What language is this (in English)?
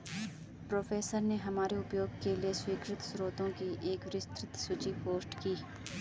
Hindi